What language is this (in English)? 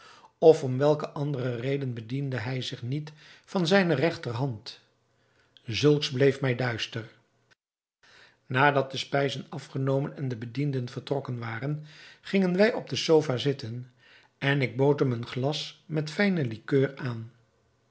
Dutch